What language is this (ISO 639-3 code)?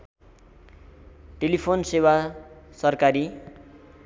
nep